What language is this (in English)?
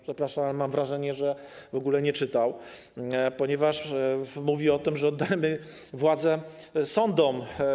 Polish